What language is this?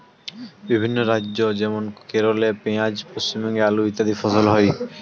Bangla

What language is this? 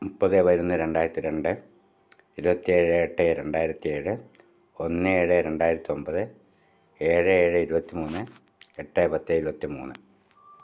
Malayalam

